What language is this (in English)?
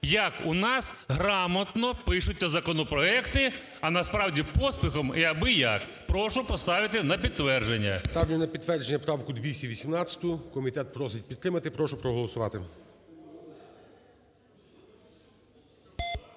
Ukrainian